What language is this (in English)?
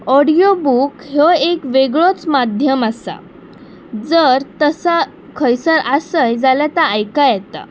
Konkani